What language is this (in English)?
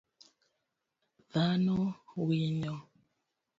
Luo (Kenya and Tanzania)